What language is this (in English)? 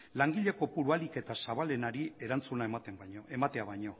Basque